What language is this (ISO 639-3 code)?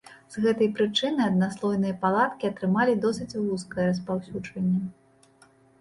bel